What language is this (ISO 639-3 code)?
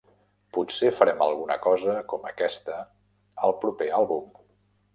cat